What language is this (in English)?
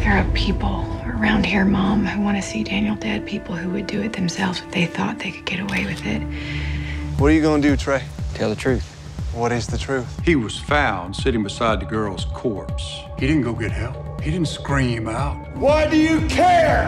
English